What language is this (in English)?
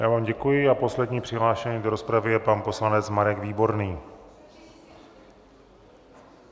Czech